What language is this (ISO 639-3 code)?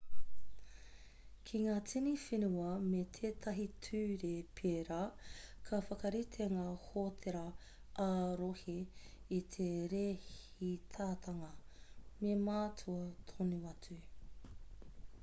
mri